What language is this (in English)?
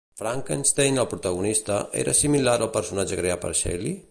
Catalan